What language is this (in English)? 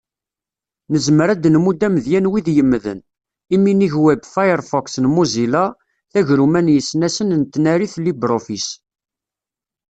Kabyle